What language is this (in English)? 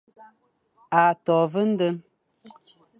Fang